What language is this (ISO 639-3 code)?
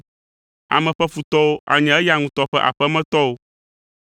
ewe